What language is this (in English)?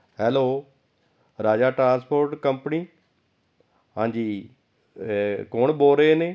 Punjabi